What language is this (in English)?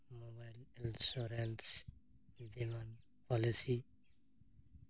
Santali